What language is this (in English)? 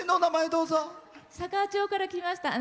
Japanese